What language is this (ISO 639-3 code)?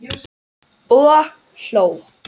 isl